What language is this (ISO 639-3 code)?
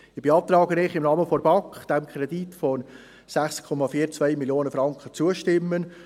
gsw